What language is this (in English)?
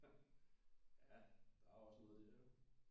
Danish